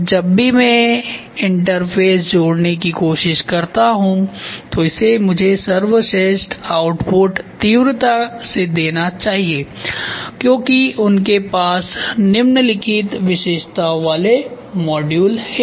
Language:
Hindi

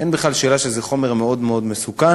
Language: Hebrew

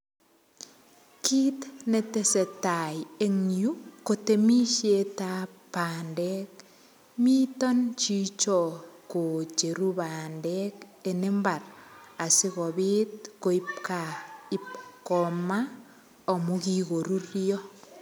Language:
Kalenjin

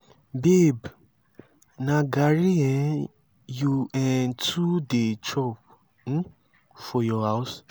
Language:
Nigerian Pidgin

